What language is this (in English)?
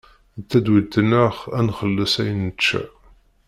Kabyle